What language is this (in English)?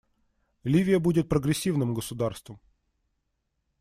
Russian